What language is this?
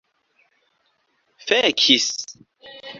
Esperanto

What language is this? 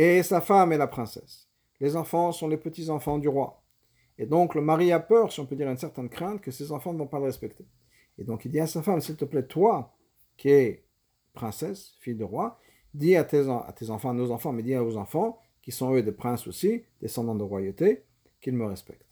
French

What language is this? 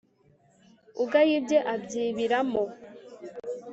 Kinyarwanda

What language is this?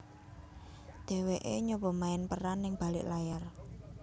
Javanese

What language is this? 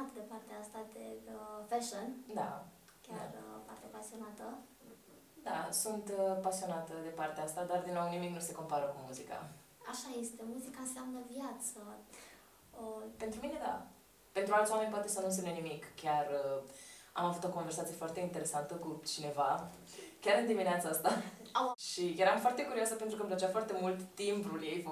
Romanian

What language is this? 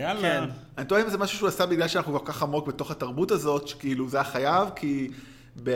Hebrew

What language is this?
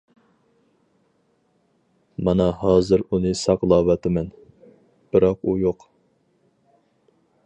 Uyghur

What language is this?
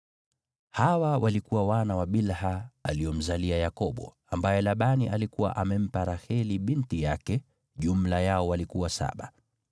Swahili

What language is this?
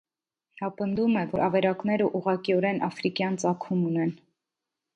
Armenian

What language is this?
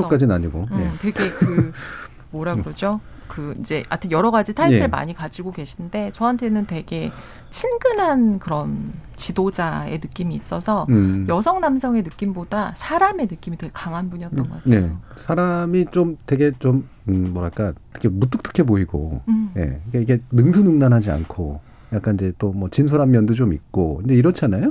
Korean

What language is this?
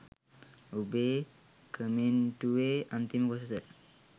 Sinhala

